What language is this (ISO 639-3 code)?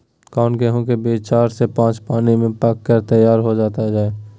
mag